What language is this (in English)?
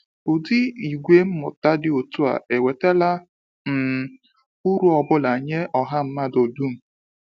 Igbo